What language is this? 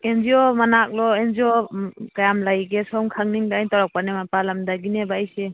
Manipuri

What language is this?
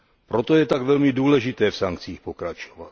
Czech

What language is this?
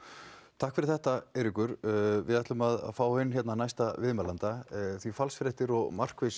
Icelandic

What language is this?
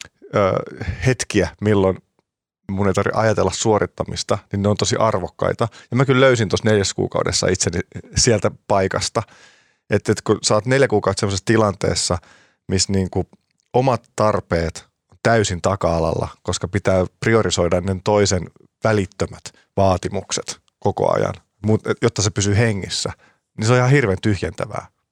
Finnish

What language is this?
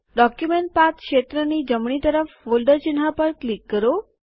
Gujarati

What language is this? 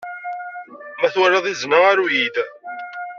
Kabyle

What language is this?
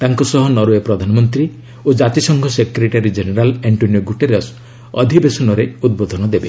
Odia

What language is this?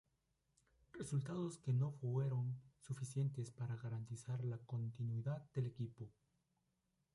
Spanish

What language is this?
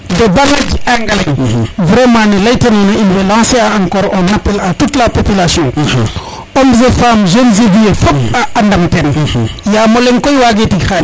Serer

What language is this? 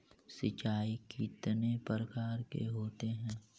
Magahi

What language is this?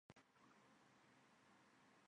Chinese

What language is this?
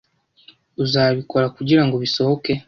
Kinyarwanda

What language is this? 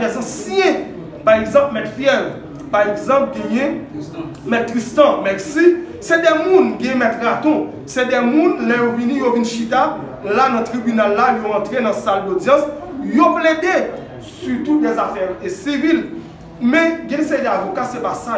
French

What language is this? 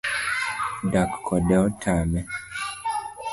Luo (Kenya and Tanzania)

